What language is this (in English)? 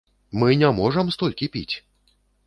Belarusian